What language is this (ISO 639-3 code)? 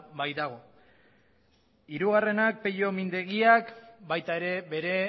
eus